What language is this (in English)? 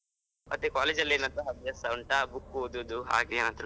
Kannada